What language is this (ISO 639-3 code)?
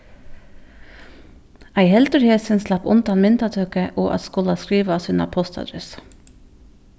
fao